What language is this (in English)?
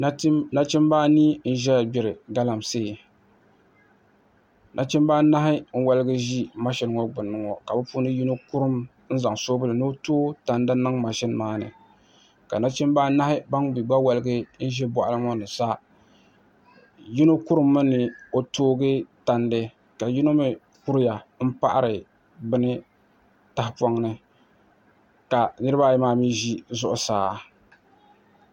Dagbani